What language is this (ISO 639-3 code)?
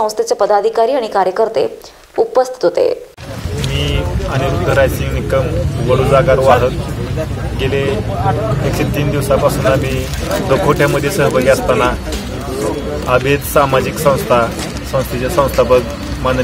hin